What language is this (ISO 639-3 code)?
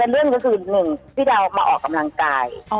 tha